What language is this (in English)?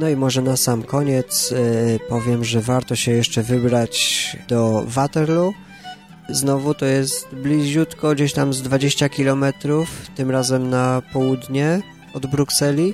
Polish